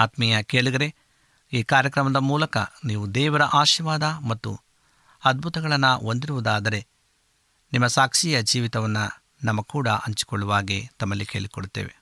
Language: Kannada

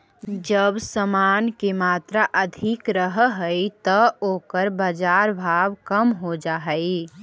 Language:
Magahi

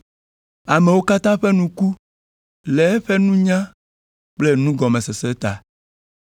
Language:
Ewe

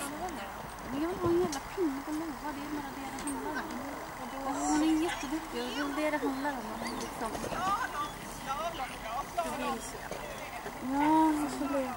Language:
Swedish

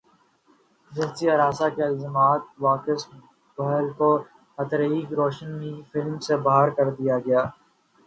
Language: Urdu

